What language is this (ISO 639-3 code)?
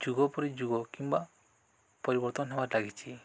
ori